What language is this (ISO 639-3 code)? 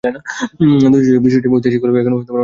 ben